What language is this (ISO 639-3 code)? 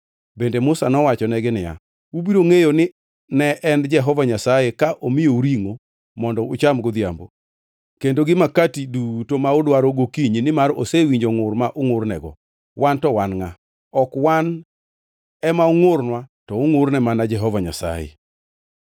luo